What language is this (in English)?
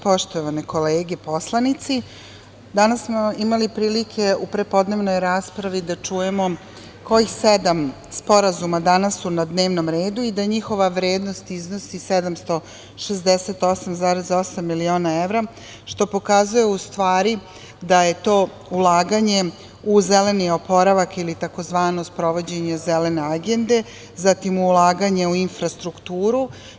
Serbian